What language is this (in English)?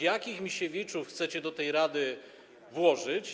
Polish